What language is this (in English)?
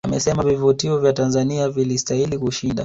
Swahili